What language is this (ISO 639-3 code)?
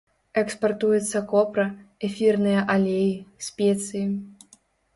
bel